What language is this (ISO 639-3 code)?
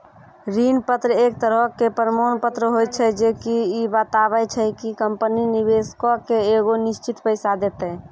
mai